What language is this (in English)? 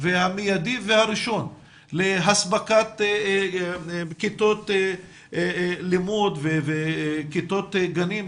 Hebrew